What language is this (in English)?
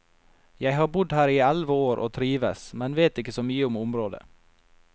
Norwegian